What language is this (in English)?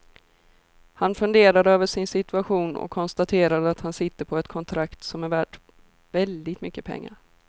Swedish